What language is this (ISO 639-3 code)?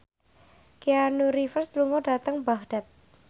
jav